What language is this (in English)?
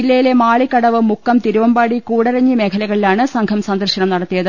Malayalam